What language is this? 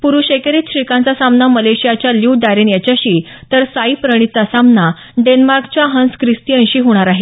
Marathi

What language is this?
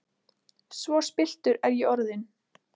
Icelandic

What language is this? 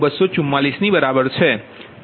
Gujarati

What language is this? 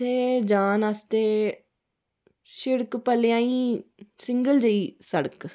Dogri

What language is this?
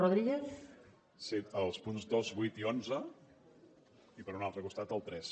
Catalan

